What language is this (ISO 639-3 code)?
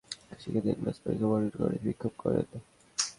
ben